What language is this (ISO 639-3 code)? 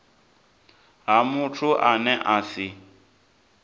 ven